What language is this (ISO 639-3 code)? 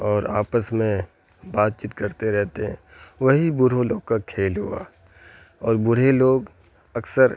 urd